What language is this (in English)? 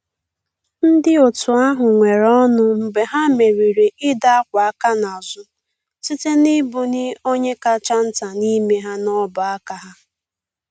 Igbo